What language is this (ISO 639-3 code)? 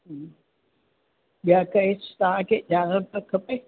snd